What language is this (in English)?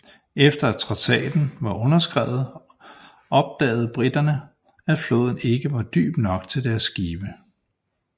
Danish